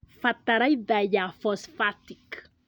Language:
Kikuyu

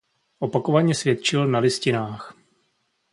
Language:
Czech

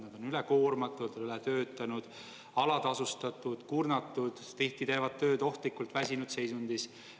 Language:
Estonian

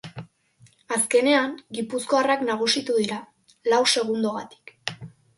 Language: Basque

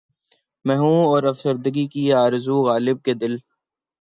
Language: Urdu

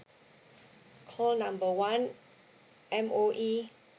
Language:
English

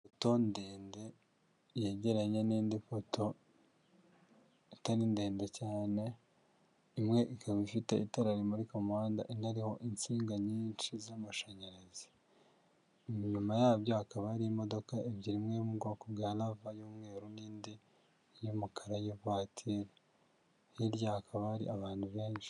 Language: Kinyarwanda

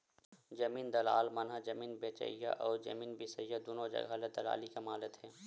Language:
Chhattisgarhi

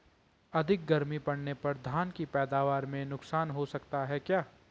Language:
Hindi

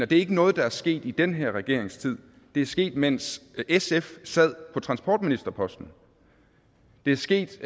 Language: Danish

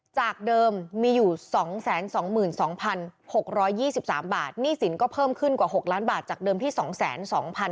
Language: Thai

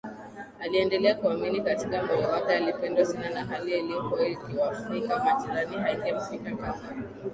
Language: Swahili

